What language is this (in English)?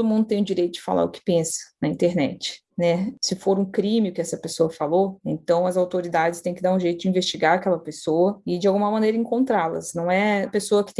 Portuguese